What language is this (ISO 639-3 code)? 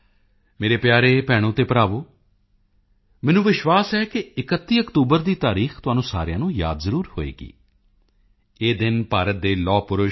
pan